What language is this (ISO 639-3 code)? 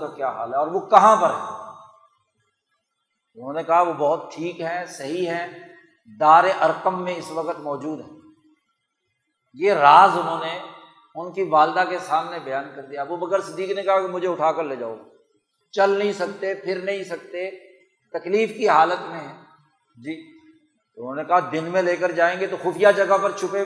urd